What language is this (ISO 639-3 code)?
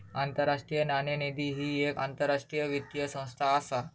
mar